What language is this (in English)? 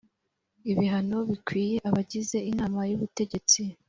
Kinyarwanda